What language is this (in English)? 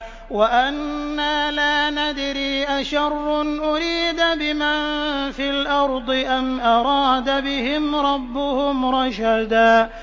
Arabic